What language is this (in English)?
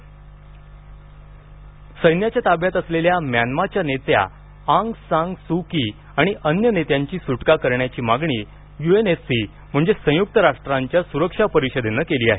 Marathi